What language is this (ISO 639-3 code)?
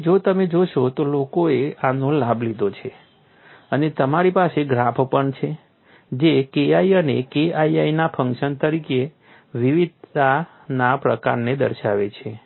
guj